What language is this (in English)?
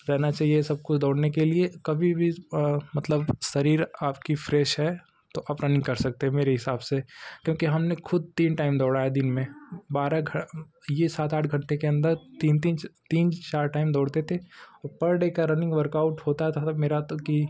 Hindi